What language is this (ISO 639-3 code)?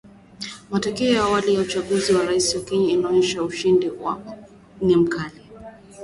swa